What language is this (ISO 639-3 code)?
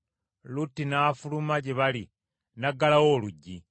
lug